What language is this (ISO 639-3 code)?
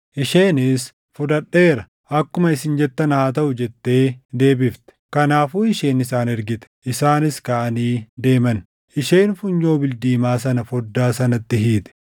orm